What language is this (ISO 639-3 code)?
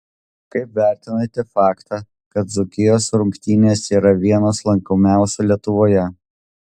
lit